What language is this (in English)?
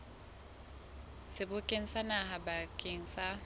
Southern Sotho